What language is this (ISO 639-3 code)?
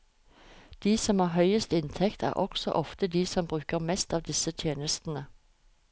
nor